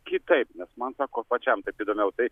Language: Lithuanian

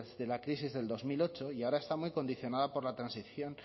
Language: Spanish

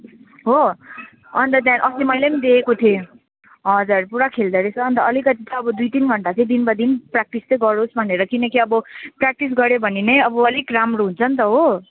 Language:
Nepali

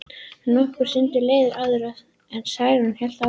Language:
Icelandic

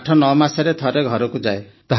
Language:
Odia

